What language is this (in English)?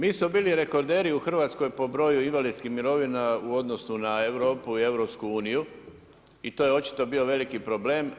Croatian